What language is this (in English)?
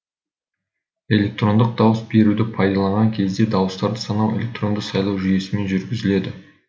Kazakh